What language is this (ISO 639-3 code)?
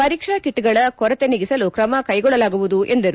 kan